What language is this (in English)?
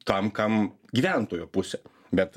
Lithuanian